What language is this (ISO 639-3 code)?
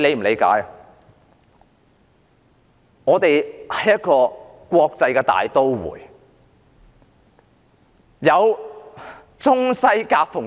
yue